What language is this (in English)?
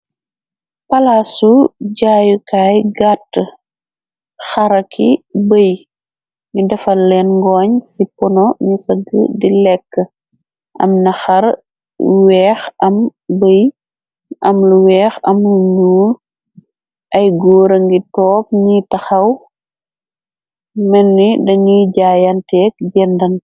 Wolof